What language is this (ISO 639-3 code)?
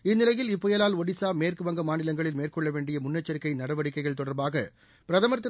tam